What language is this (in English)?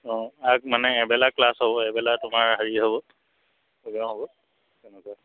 Assamese